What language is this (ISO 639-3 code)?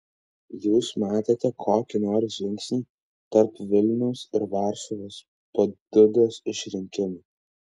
lit